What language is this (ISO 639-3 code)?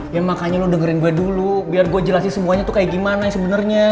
ind